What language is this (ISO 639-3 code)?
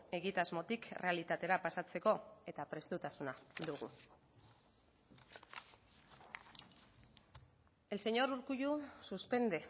eus